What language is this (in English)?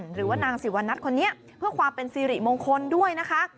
Thai